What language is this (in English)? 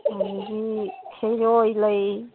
Manipuri